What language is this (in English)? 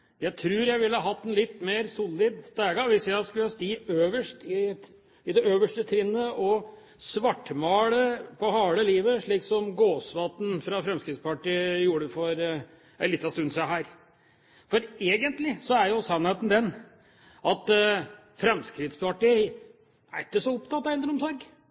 Norwegian Bokmål